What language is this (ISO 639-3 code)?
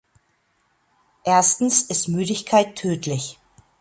deu